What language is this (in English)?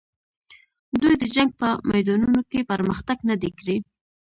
Pashto